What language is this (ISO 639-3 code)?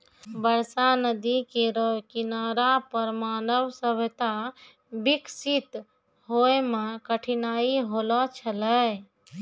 mai